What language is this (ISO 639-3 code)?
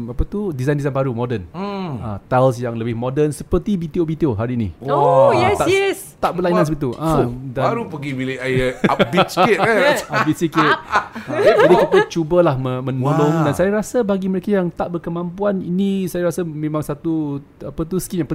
msa